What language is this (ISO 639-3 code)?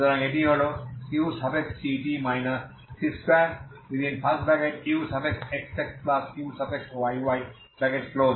ben